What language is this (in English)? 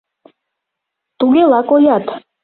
Mari